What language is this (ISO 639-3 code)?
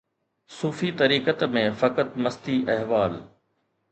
snd